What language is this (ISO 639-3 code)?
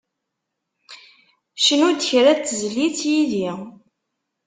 kab